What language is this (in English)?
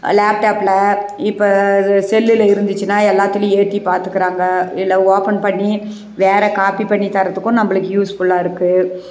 Tamil